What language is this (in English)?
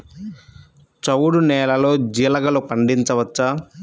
Telugu